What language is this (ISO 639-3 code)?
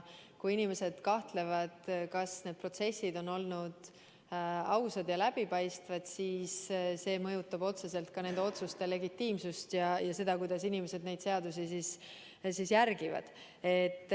est